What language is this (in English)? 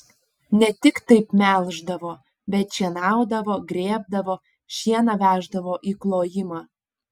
Lithuanian